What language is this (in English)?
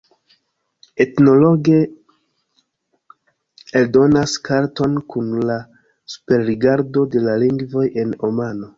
Esperanto